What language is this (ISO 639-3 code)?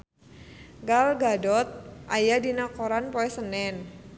sun